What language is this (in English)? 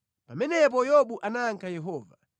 Nyanja